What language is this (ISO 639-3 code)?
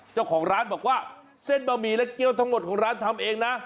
tha